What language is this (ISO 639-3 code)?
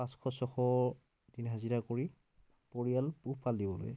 asm